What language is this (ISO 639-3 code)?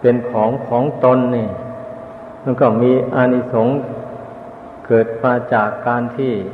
tha